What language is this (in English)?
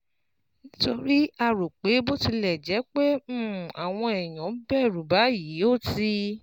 Yoruba